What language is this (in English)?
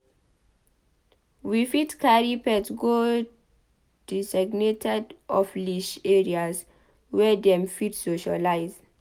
Nigerian Pidgin